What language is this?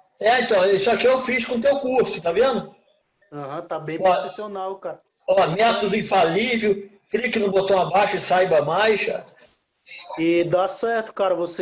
Portuguese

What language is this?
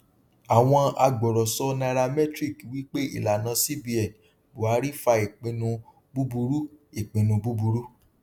Yoruba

